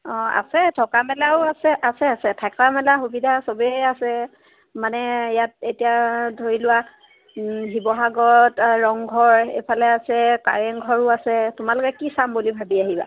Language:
Assamese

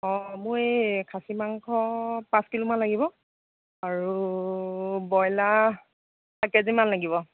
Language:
Assamese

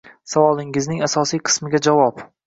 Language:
Uzbek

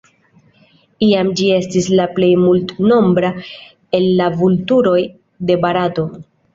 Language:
Esperanto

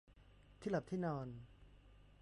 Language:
Thai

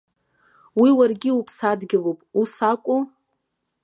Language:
Abkhazian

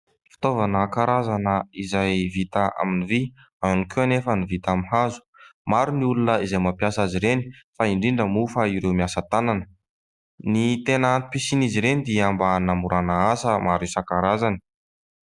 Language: Malagasy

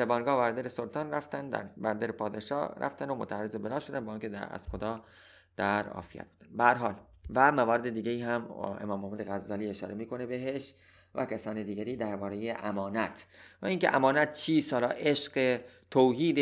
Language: Persian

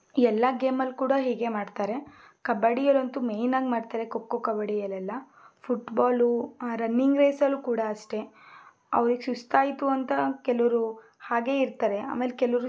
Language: Kannada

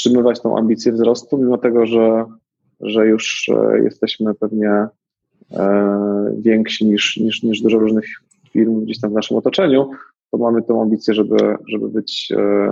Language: Polish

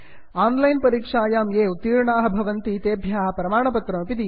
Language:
Sanskrit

